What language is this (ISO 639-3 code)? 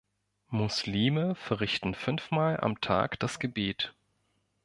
deu